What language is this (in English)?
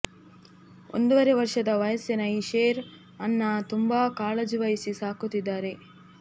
Kannada